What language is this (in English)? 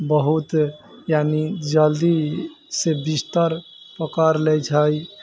Maithili